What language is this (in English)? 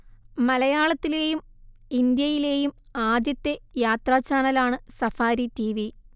Malayalam